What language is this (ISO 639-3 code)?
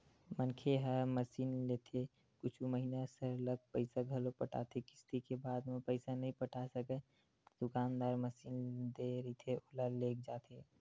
hne